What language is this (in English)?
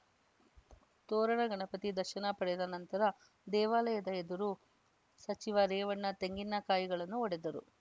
Kannada